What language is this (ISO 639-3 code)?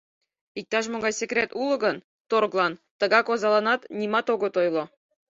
chm